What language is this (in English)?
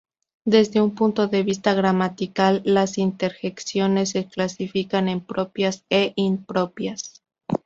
Spanish